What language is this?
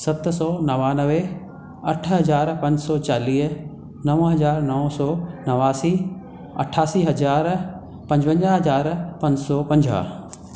Sindhi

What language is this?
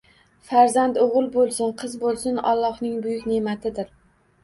Uzbek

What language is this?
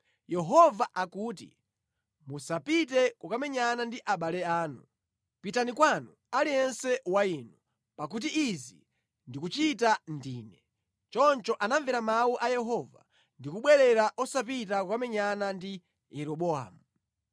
Nyanja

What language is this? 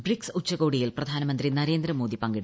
Malayalam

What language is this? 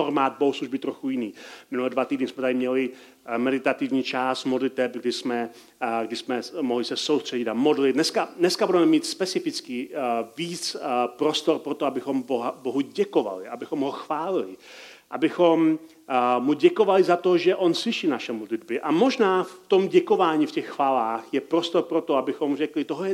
Czech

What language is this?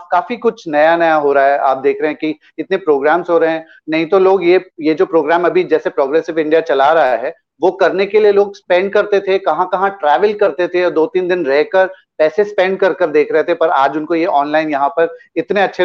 Hindi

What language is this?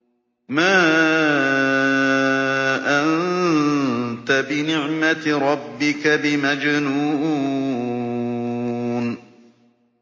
Arabic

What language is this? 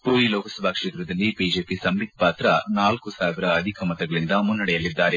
Kannada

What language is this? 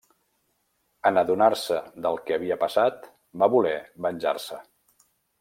Catalan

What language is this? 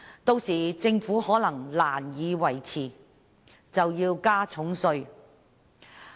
Cantonese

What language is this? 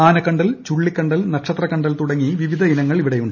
Malayalam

